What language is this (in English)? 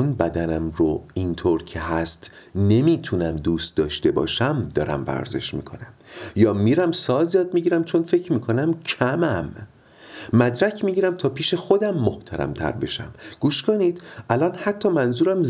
Persian